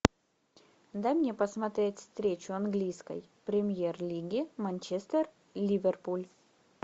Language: Russian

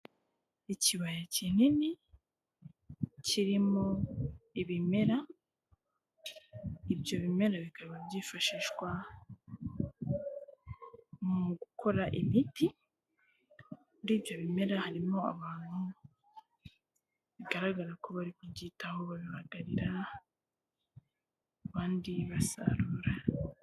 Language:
Kinyarwanda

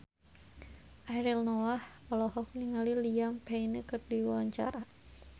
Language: Sundanese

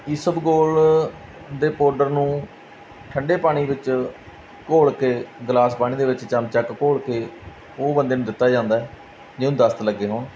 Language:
Punjabi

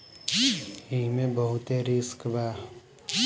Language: Bhojpuri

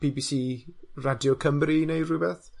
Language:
Welsh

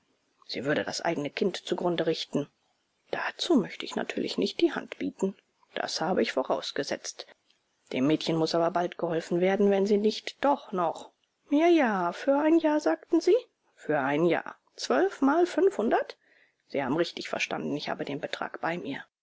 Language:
German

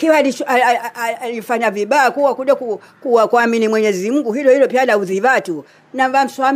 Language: Swahili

